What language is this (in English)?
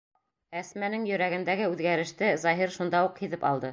Bashkir